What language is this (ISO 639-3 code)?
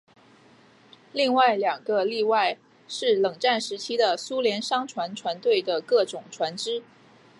zho